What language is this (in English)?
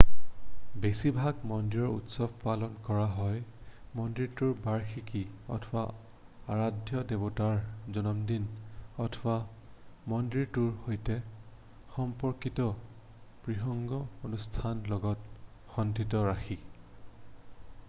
Assamese